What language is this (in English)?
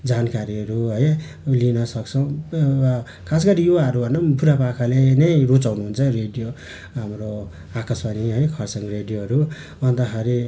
Nepali